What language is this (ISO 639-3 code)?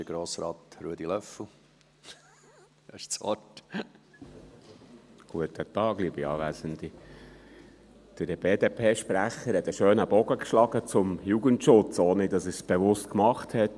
gsw